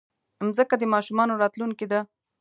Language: Pashto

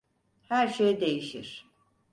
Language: Turkish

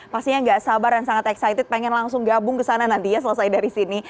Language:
Indonesian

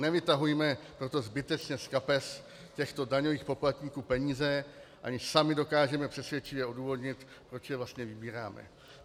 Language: Czech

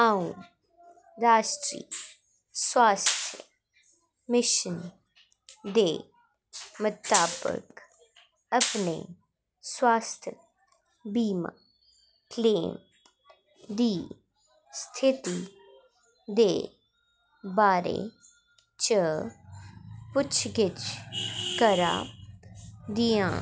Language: Dogri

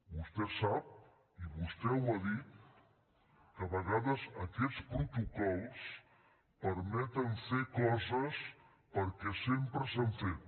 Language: Catalan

